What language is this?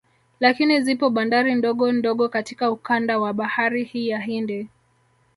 Swahili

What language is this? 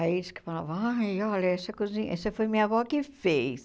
Portuguese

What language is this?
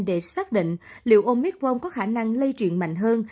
Vietnamese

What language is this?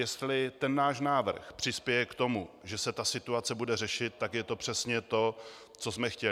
Czech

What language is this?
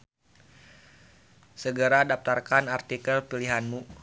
Sundanese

